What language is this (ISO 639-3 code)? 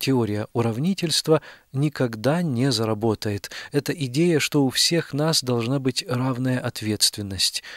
rus